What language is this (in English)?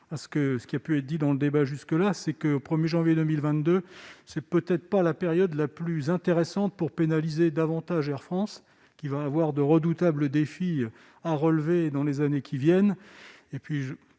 French